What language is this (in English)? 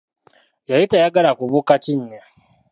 Ganda